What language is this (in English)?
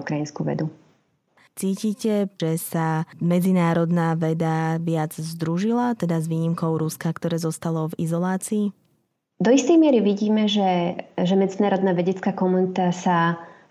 Slovak